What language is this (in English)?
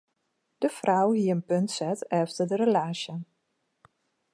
Western Frisian